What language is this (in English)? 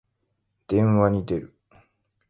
Japanese